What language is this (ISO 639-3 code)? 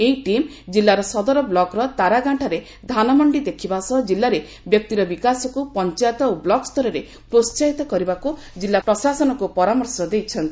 ori